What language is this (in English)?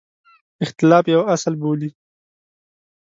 Pashto